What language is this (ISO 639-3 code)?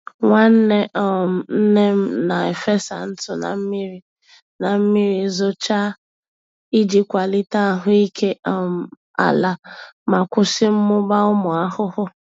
ibo